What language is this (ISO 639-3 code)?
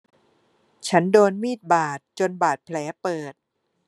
tha